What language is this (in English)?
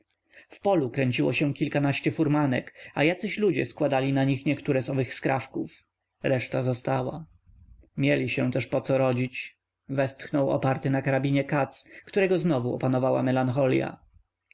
Polish